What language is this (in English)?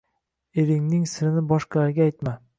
Uzbek